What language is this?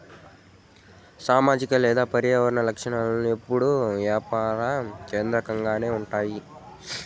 Telugu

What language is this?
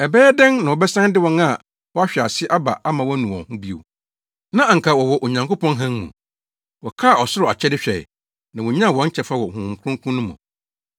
Akan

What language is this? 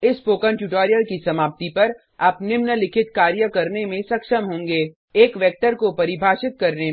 Hindi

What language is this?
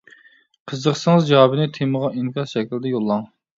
Uyghur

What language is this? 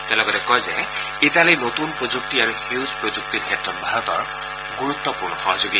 Assamese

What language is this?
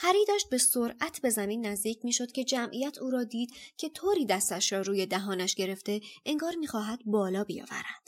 Persian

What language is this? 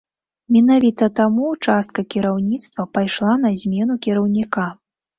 Belarusian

